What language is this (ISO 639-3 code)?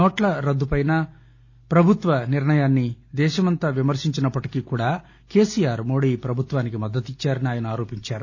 tel